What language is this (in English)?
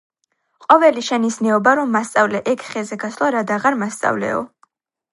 Georgian